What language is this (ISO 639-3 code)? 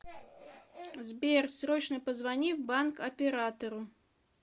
rus